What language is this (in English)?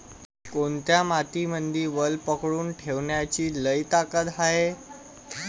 Marathi